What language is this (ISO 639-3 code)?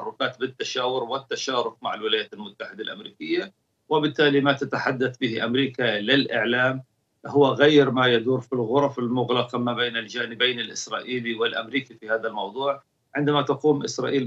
ara